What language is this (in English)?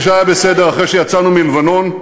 Hebrew